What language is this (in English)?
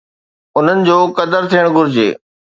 Sindhi